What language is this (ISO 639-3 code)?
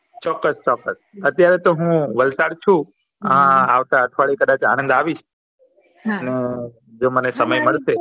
guj